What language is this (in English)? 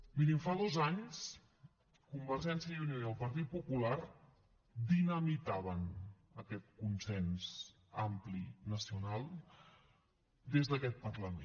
Catalan